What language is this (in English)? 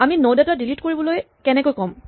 Assamese